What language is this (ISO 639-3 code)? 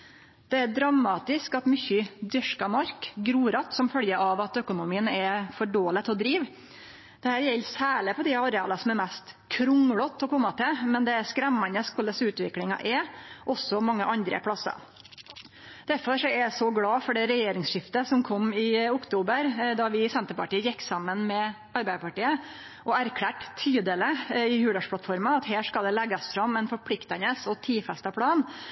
nno